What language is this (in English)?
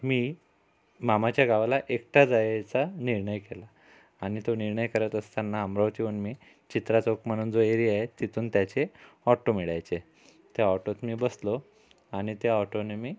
Marathi